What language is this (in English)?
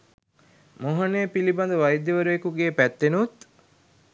Sinhala